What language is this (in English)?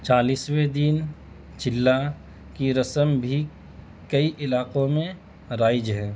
Urdu